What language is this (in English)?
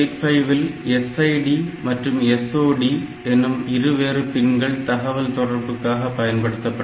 Tamil